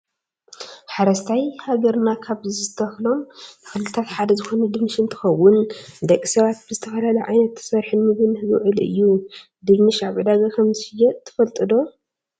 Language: Tigrinya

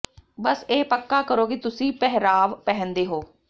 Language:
Punjabi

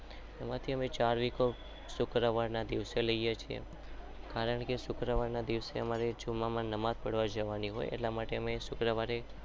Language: Gujarati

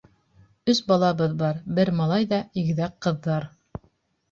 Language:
Bashkir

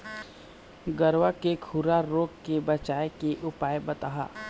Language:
Chhattisgarhi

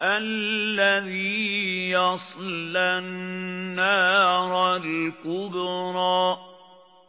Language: Arabic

